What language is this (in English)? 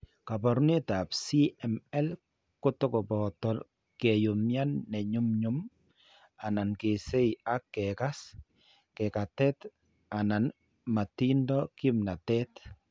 Kalenjin